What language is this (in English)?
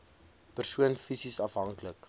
Afrikaans